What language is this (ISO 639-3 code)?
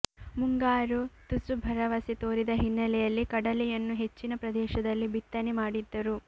kan